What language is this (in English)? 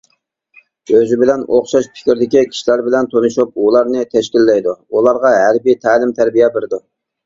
Uyghur